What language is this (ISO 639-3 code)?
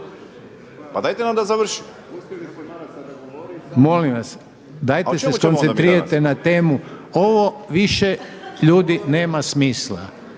hrv